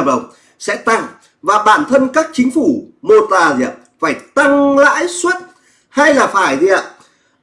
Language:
Vietnamese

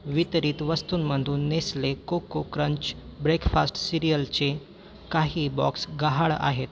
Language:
Marathi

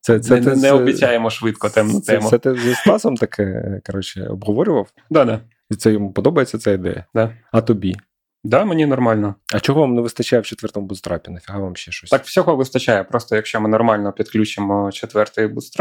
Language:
Ukrainian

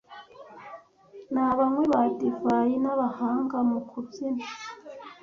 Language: Kinyarwanda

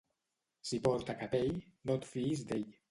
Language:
Catalan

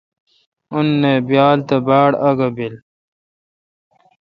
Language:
Kalkoti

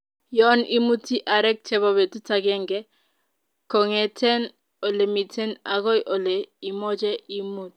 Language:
Kalenjin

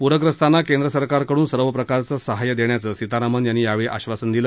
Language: Marathi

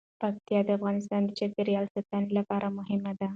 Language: Pashto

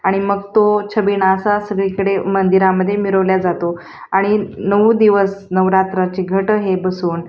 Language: Marathi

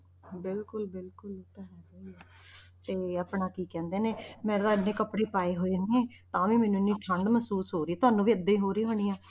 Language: Punjabi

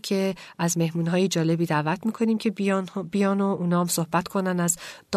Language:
Persian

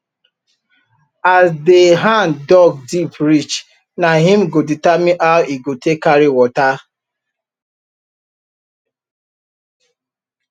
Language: Nigerian Pidgin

